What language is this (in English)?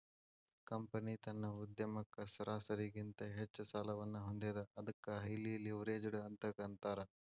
Kannada